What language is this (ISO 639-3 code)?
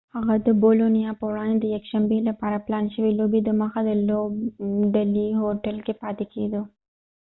pus